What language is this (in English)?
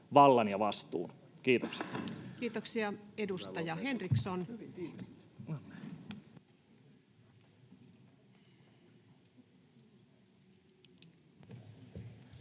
Finnish